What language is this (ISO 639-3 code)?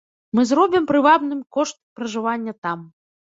bel